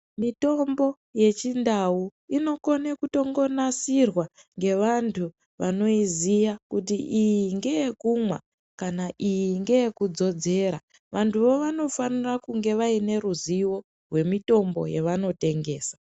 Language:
Ndau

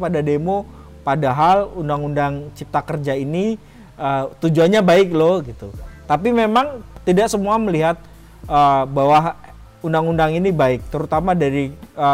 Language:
Indonesian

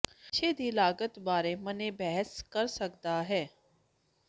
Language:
Punjabi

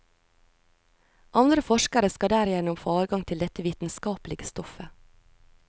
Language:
Norwegian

